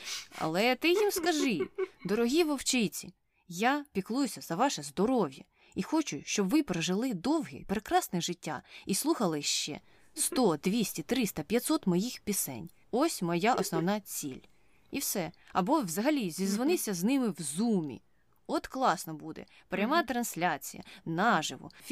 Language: Ukrainian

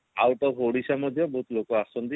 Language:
Odia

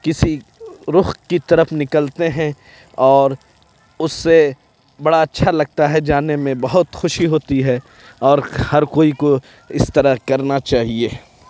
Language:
Urdu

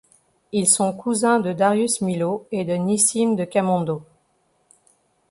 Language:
French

